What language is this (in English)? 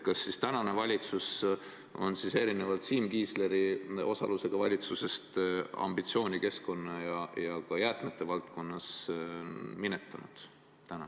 Estonian